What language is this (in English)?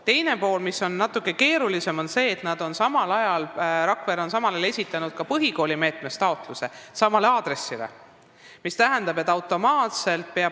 Estonian